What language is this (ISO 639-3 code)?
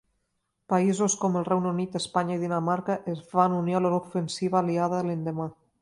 cat